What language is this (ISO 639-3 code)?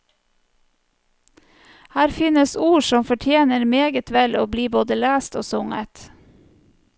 nor